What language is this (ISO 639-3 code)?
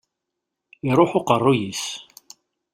kab